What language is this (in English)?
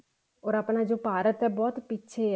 Punjabi